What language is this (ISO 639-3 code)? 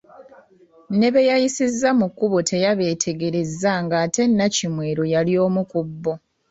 lug